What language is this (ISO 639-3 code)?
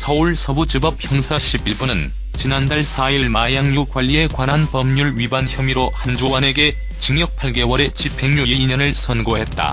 kor